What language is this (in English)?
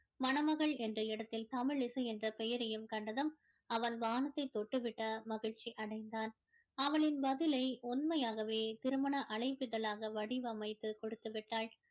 Tamil